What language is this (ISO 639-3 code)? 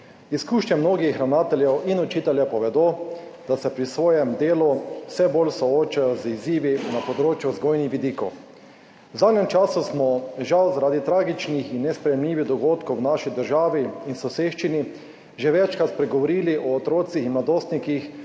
slv